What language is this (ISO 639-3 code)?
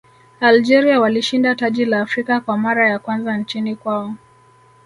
swa